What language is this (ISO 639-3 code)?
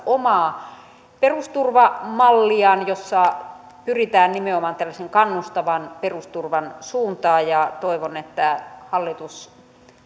fin